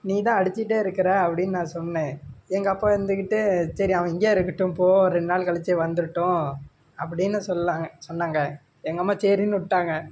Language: Tamil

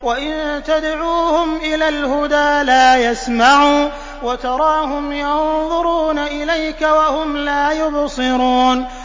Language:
Arabic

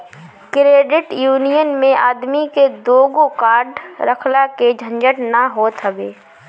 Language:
Bhojpuri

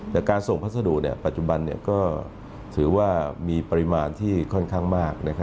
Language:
Thai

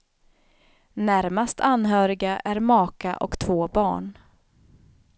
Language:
Swedish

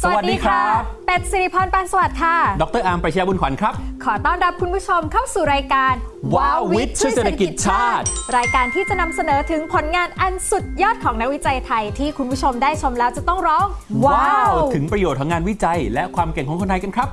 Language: Thai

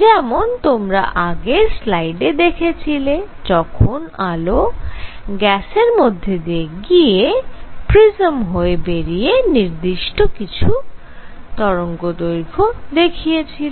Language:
Bangla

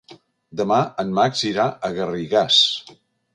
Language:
Catalan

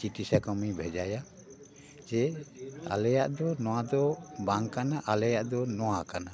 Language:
Santali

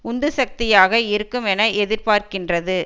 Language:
Tamil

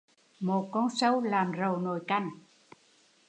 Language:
Vietnamese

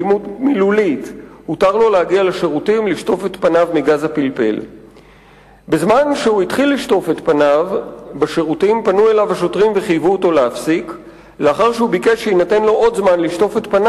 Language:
Hebrew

